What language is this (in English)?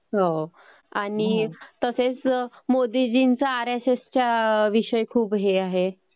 Marathi